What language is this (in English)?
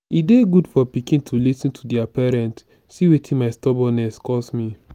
Nigerian Pidgin